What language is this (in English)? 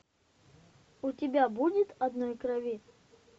Russian